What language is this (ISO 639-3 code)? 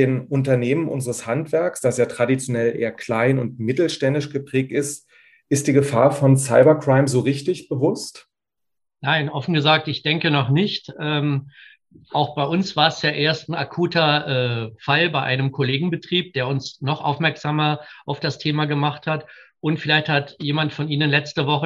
deu